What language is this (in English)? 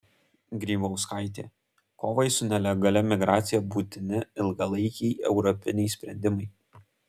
Lithuanian